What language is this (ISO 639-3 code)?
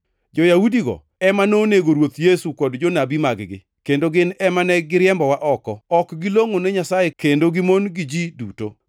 luo